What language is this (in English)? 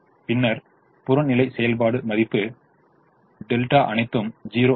Tamil